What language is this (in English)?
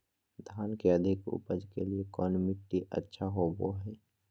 Magahi